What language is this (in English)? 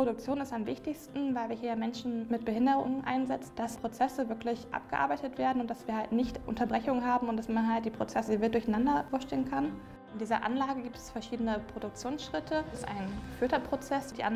German